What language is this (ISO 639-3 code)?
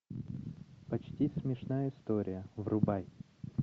rus